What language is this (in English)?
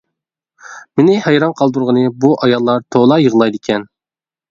Uyghur